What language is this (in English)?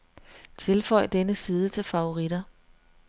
Danish